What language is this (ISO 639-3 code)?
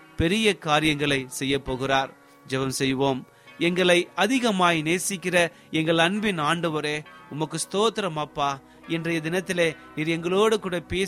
tam